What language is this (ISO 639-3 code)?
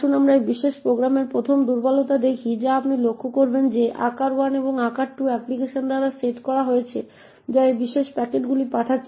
ben